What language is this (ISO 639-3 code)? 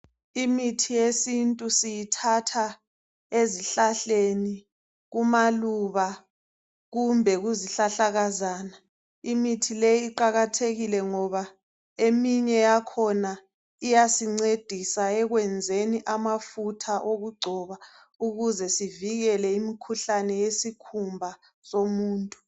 nde